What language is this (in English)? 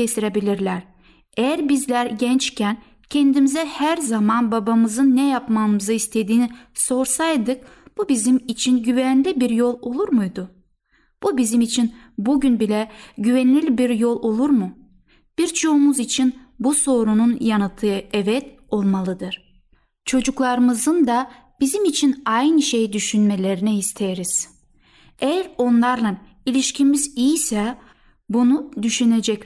Turkish